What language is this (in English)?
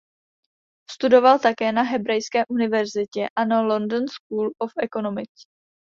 Czech